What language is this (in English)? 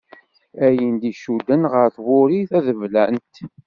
Kabyle